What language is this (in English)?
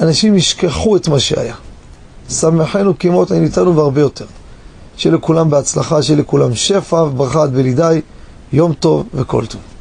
Hebrew